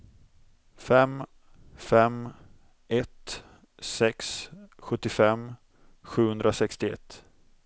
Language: Swedish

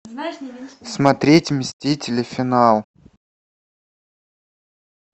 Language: Russian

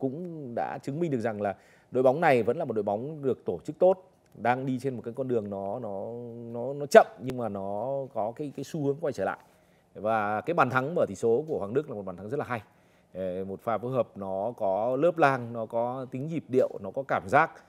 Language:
Vietnamese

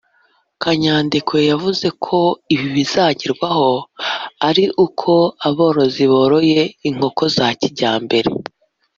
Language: Kinyarwanda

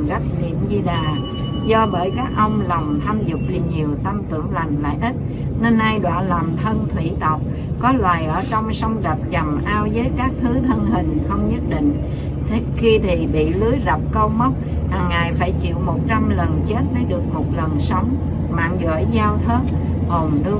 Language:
Vietnamese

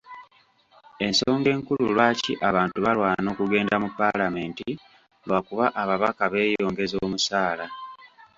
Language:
Ganda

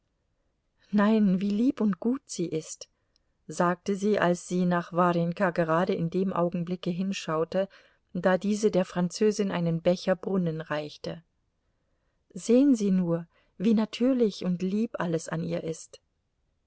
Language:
German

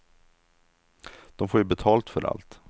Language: Swedish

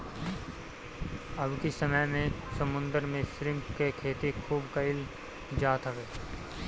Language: Bhojpuri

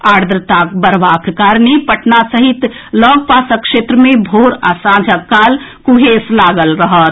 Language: Maithili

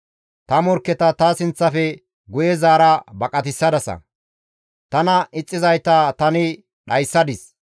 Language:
Gamo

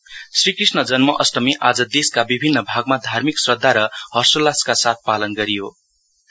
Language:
Nepali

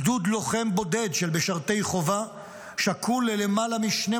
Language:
Hebrew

